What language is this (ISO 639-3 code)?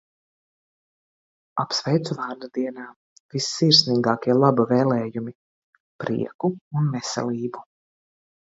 lav